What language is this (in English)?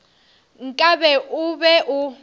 Northern Sotho